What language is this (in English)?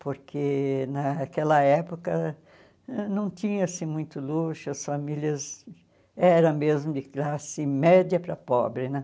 Portuguese